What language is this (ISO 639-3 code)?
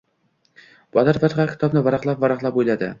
uzb